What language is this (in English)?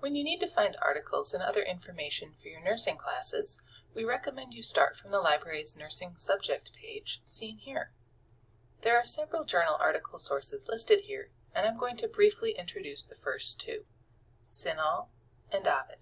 English